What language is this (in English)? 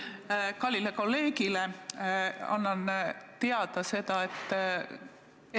Estonian